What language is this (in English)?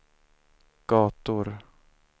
Swedish